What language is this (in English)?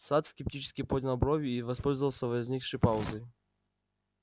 Russian